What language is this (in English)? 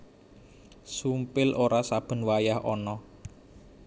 Javanese